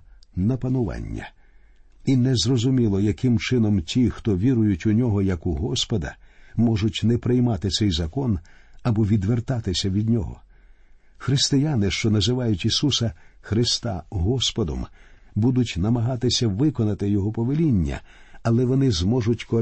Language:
Ukrainian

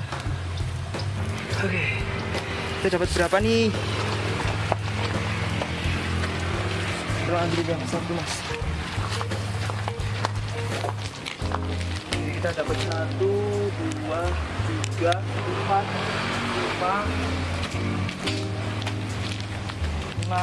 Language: Indonesian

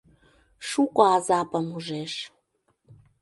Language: Mari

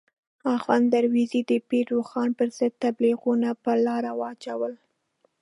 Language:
Pashto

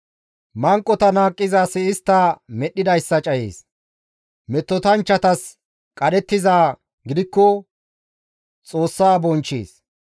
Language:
Gamo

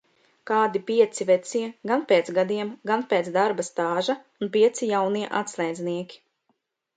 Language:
Latvian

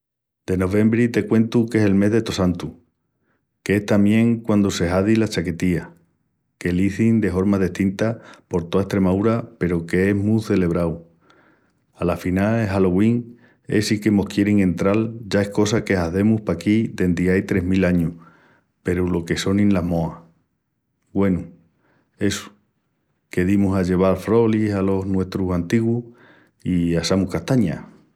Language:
Extremaduran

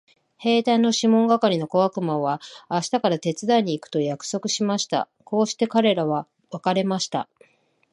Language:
Japanese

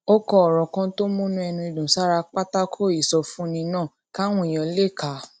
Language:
Yoruba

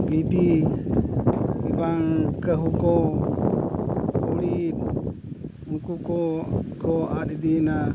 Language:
Santali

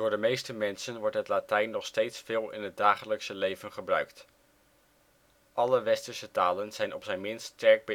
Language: Dutch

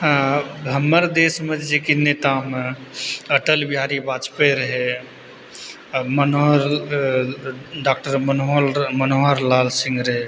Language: Maithili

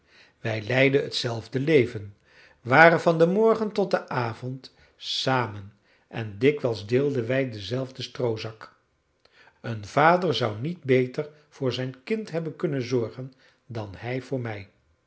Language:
Dutch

